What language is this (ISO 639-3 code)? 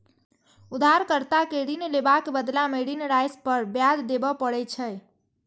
mai